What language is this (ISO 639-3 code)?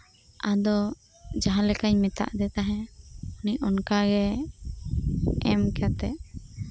sat